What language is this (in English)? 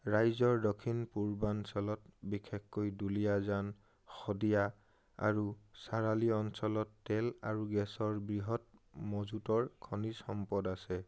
Assamese